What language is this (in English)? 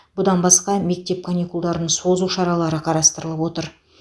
Kazakh